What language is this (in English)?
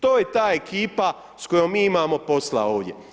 Croatian